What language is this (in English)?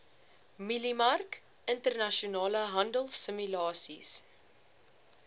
Afrikaans